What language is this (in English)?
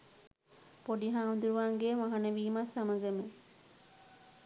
Sinhala